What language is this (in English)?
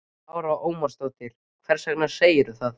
Icelandic